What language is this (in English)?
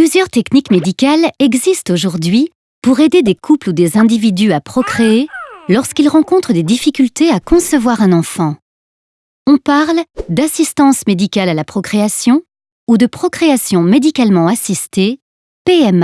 French